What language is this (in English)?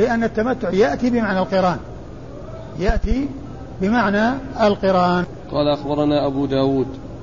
Arabic